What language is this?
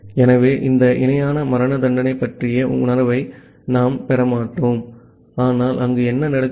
Tamil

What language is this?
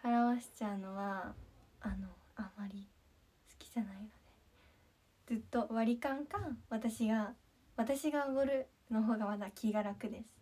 Japanese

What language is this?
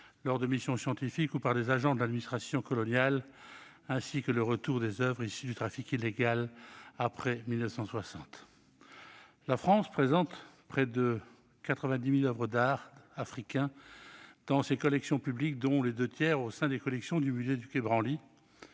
French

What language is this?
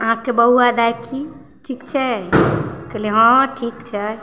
Maithili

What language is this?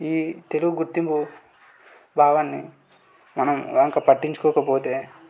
Telugu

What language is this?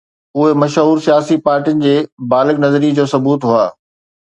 Sindhi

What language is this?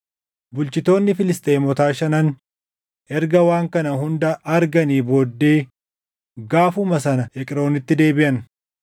Oromo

